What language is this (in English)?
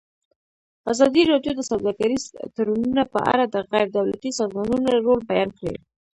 Pashto